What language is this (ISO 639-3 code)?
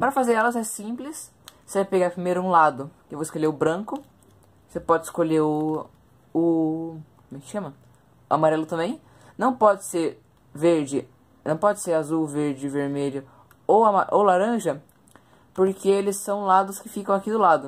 por